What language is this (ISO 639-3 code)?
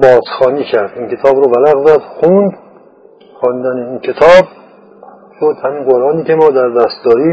fas